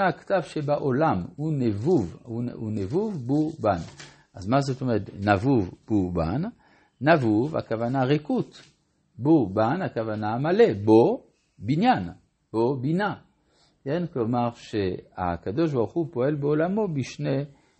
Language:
Hebrew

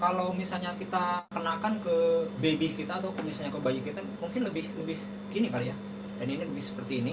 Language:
Indonesian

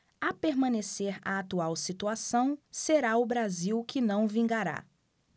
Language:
Portuguese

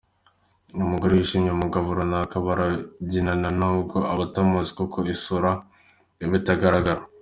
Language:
Kinyarwanda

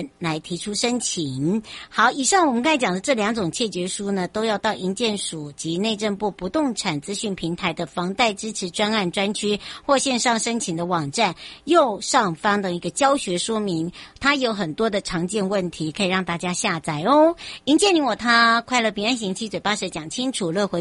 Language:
Chinese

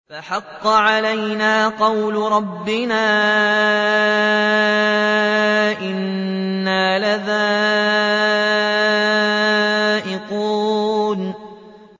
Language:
Arabic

